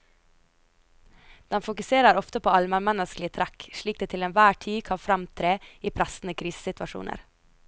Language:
Norwegian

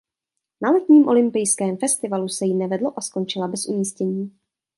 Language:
Czech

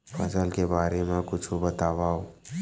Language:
Chhattisgarhi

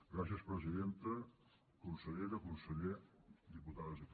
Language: Catalan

